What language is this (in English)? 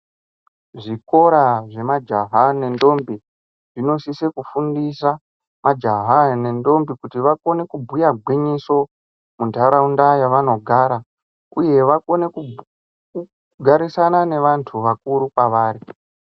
Ndau